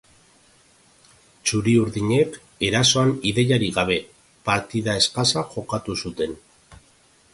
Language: Basque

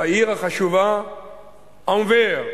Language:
Hebrew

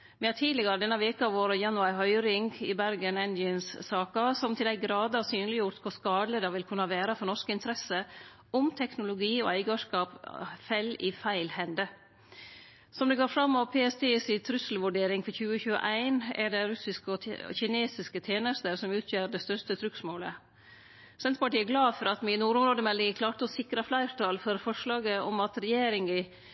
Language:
Norwegian Nynorsk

